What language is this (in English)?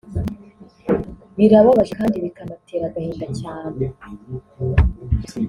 Kinyarwanda